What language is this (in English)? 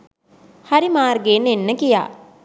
Sinhala